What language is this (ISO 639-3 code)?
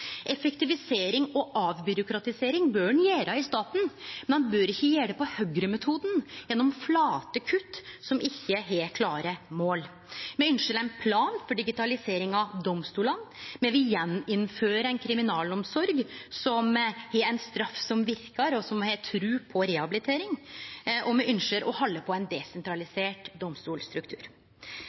nno